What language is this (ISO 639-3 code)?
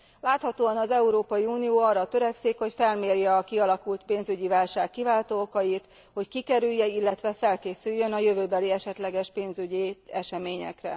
hun